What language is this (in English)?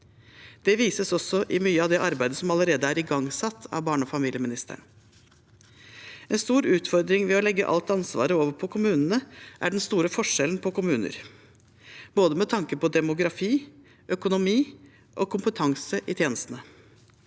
Norwegian